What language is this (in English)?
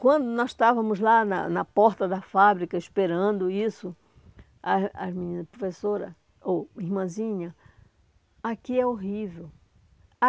Portuguese